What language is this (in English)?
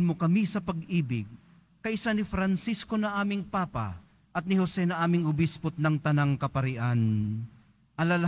Filipino